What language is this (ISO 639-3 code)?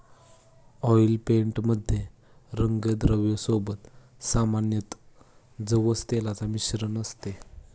mar